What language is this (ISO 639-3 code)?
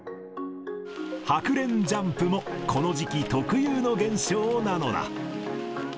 jpn